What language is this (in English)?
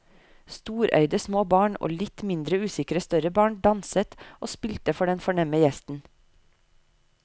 Norwegian